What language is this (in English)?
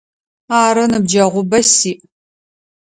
Adyghe